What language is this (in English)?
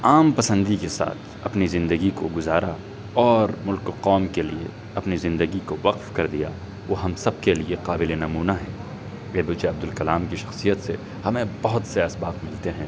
Urdu